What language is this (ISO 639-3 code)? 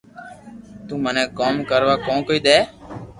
lrk